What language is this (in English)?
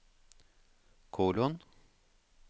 Norwegian